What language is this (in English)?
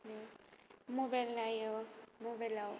Bodo